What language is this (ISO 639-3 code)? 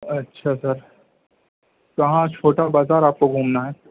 urd